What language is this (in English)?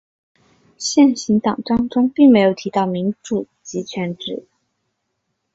Chinese